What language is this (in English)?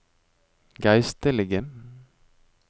Norwegian